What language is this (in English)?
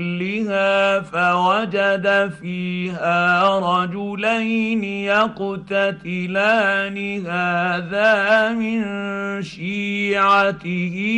Arabic